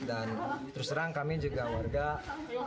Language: Indonesian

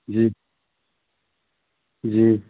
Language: Hindi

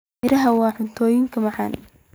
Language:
Somali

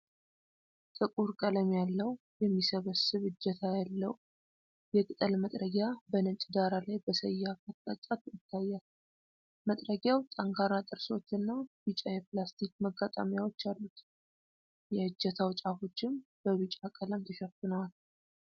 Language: Amharic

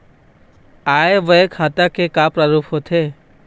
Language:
Chhattisgarhi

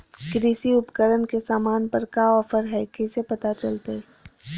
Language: Magahi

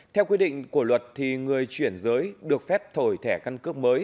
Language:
Vietnamese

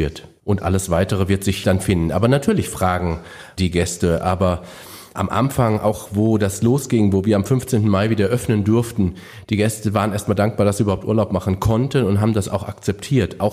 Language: German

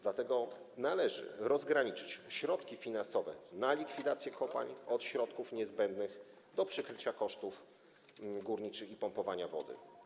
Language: Polish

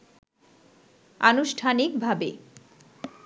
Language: Bangla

